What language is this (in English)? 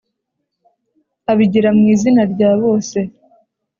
Kinyarwanda